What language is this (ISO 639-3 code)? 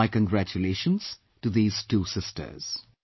eng